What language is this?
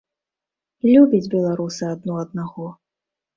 Belarusian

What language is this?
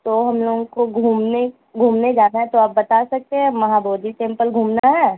Urdu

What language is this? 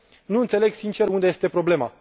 Romanian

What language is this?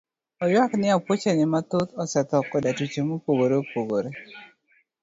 Luo (Kenya and Tanzania)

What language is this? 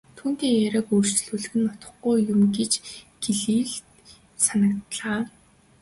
Mongolian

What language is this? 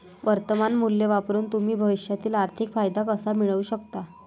Marathi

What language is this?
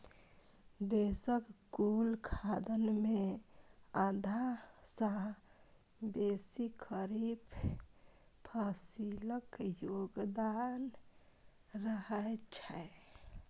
Maithili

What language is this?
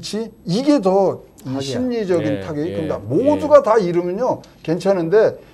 Korean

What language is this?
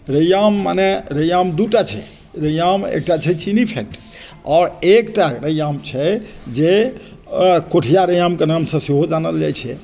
Maithili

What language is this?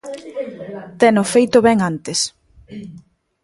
Galician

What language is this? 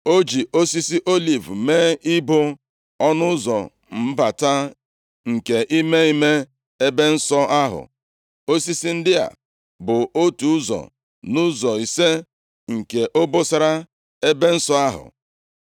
Igbo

